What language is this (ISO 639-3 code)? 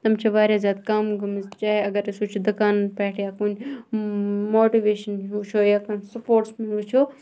kas